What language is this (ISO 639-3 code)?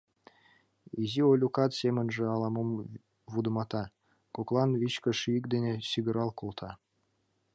chm